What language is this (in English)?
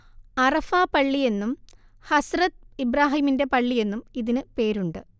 Malayalam